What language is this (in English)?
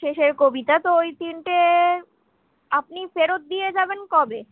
Bangla